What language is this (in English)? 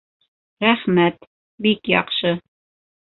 Bashkir